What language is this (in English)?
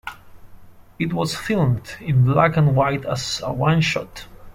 English